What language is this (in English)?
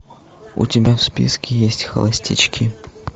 Russian